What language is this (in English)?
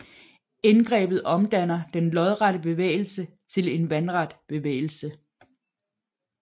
Danish